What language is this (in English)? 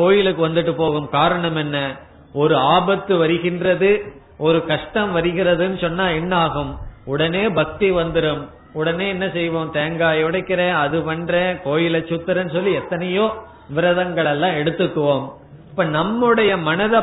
Tamil